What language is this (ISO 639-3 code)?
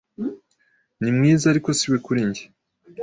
kin